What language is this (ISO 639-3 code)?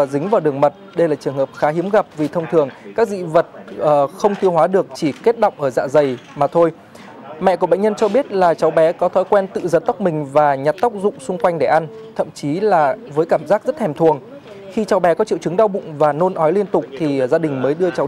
vie